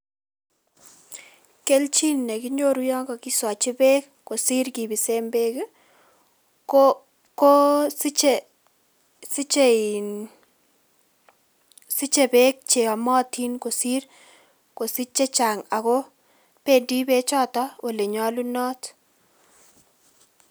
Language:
Kalenjin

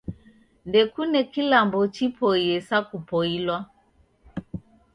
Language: Taita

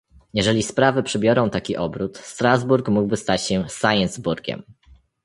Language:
Polish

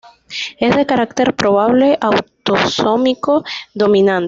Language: Spanish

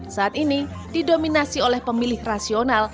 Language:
Indonesian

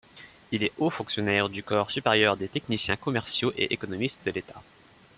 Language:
French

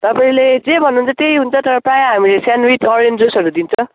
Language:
Nepali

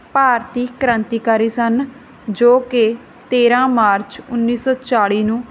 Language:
Punjabi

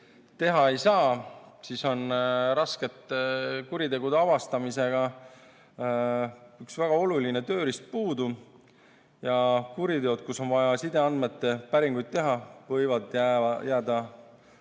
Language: Estonian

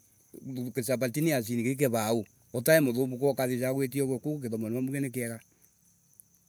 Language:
Embu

